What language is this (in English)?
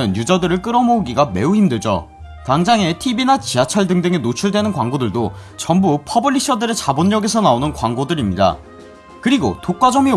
Korean